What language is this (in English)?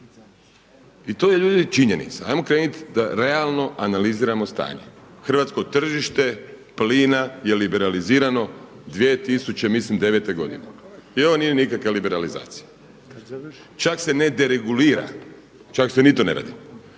Croatian